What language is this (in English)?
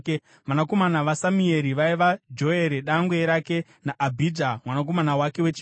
Shona